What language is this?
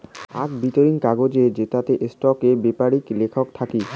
Bangla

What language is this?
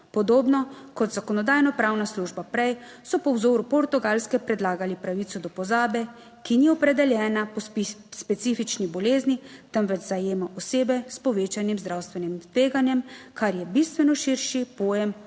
Slovenian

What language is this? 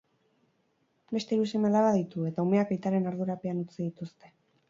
Basque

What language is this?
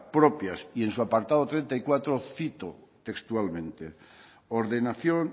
Spanish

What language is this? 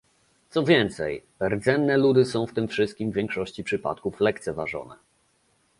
Polish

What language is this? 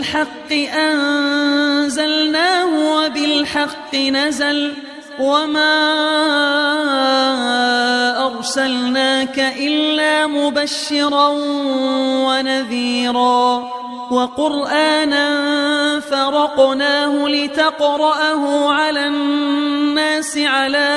Arabic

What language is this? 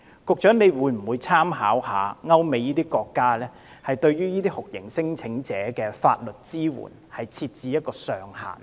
Cantonese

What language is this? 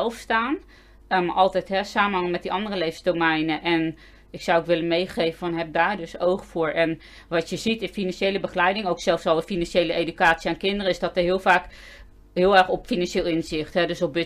Dutch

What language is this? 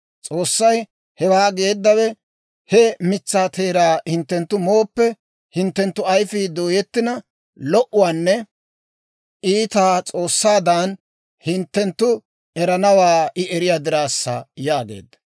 Dawro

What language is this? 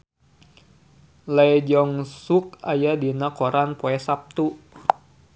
Sundanese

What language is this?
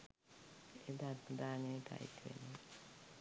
Sinhala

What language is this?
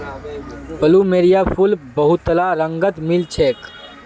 Magahi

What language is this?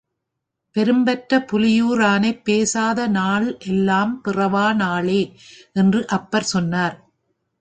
Tamil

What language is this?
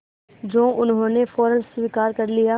Hindi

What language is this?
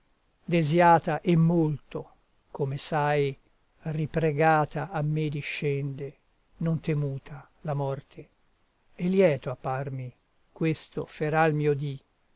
Italian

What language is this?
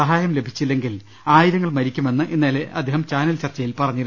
Malayalam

